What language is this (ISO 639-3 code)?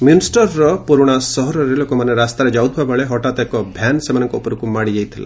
ori